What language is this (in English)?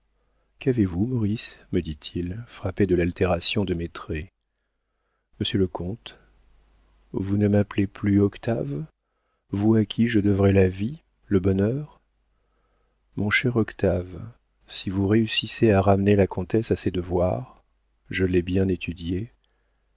French